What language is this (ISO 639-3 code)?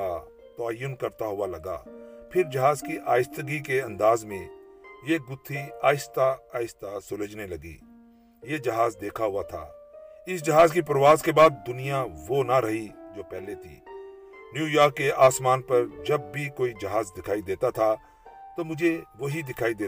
urd